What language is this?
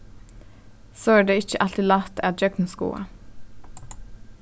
Faroese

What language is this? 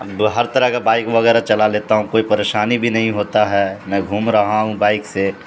Urdu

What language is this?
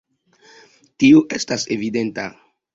Esperanto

